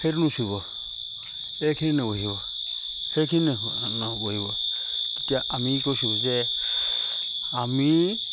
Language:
Assamese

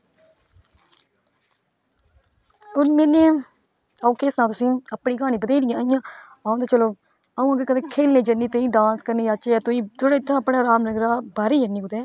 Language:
Dogri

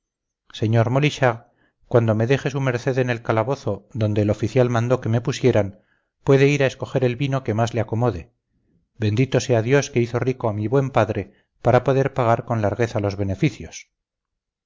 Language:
Spanish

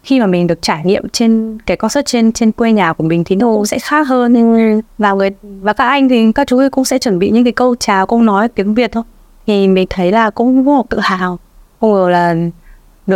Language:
Vietnamese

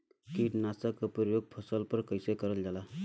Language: Bhojpuri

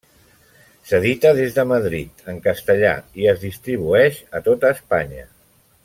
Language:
Catalan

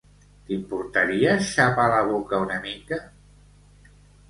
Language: Catalan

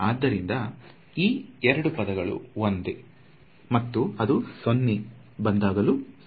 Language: Kannada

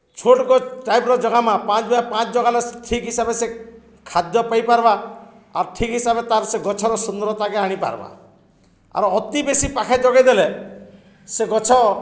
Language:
Odia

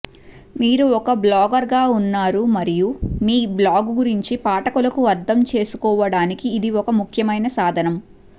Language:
Telugu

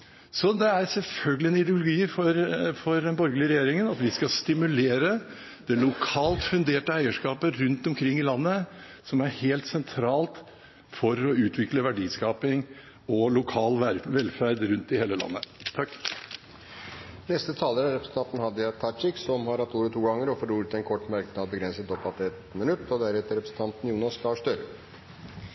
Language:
Norwegian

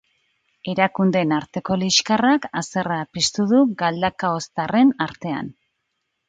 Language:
Basque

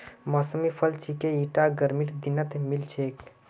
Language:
Magahi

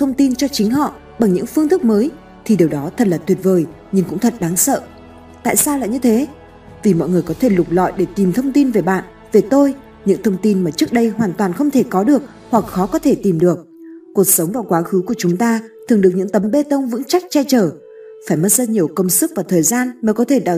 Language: Vietnamese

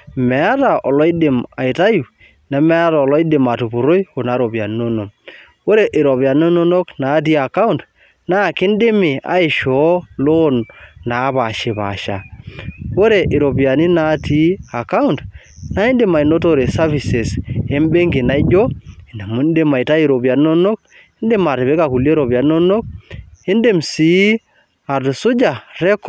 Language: Masai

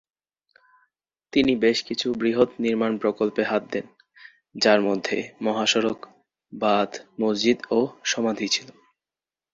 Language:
Bangla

